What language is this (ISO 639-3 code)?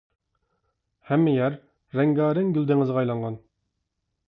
uig